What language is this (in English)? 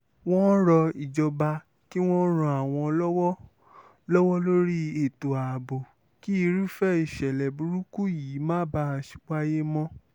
Yoruba